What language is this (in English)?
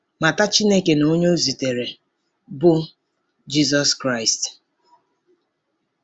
Igbo